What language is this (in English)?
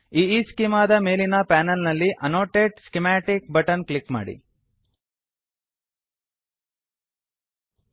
Kannada